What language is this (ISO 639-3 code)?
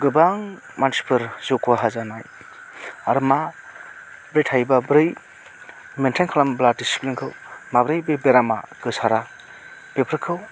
brx